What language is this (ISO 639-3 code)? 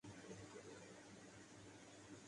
urd